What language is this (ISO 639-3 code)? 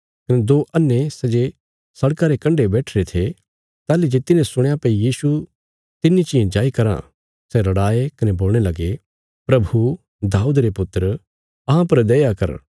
kfs